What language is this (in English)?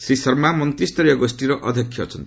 Odia